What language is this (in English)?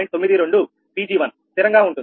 Telugu